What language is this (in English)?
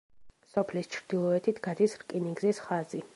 Georgian